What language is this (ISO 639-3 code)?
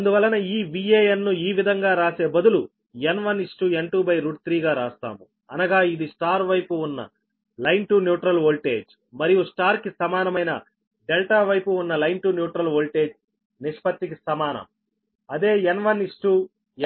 tel